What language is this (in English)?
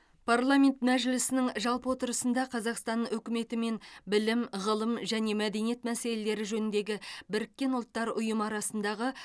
Kazakh